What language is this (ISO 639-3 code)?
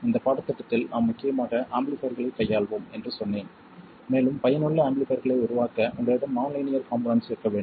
tam